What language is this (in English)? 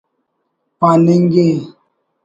Brahui